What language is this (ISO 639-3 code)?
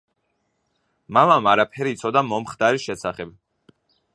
kat